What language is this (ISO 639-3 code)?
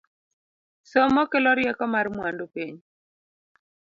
luo